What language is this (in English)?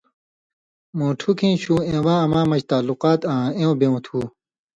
Indus Kohistani